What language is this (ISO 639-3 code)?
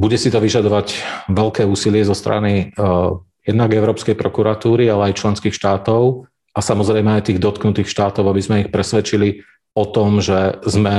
slk